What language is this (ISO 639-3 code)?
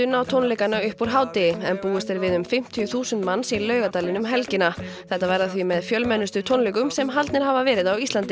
isl